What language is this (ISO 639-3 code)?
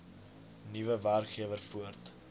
afr